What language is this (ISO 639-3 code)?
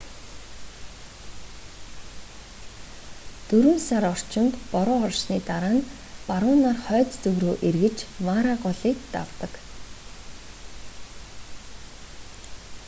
mon